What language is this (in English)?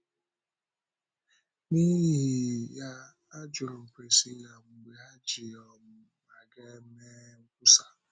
Igbo